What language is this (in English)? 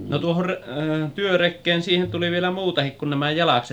Finnish